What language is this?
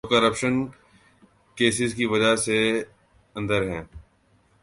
Urdu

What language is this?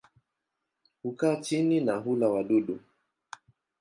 Swahili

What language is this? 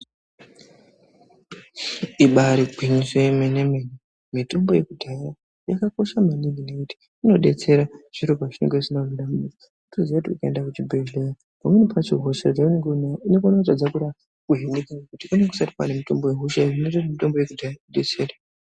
Ndau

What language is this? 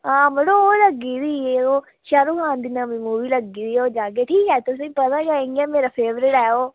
Dogri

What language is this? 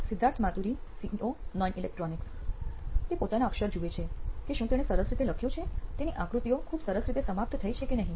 Gujarati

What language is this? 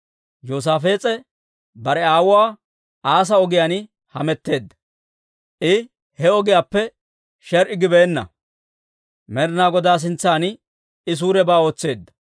Dawro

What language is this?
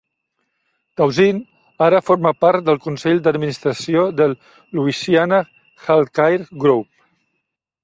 Catalan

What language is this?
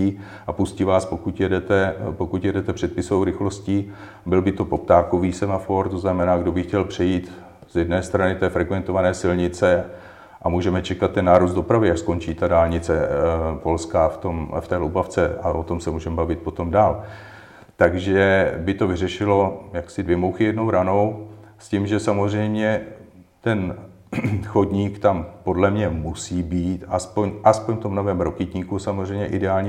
Czech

